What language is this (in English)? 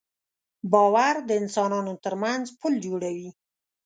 Pashto